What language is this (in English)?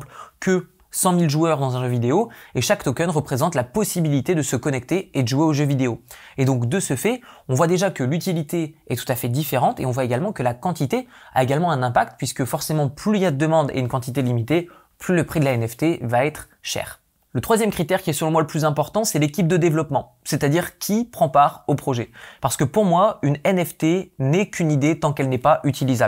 French